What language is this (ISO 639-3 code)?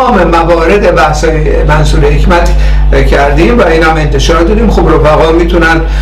fas